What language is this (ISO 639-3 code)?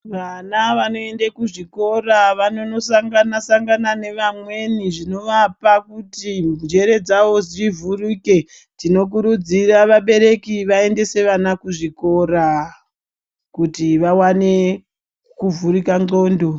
ndc